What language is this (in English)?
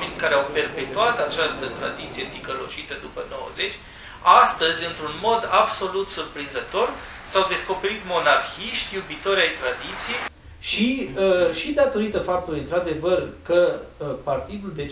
Romanian